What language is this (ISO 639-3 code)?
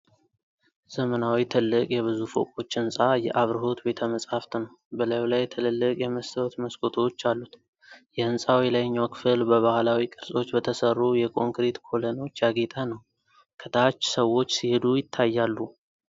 amh